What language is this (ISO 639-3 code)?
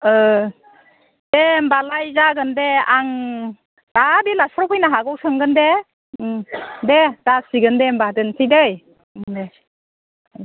brx